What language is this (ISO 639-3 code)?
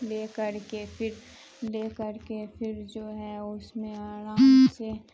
urd